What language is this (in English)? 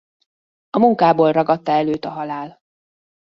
Hungarian